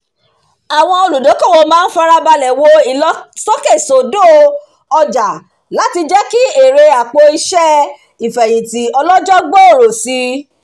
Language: Yoruba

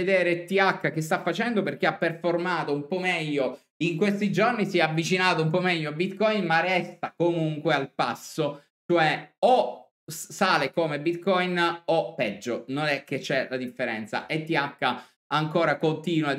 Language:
Italian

